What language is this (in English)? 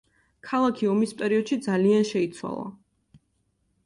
Georgian